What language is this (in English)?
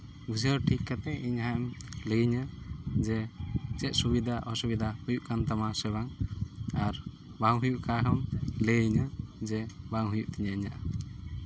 Santali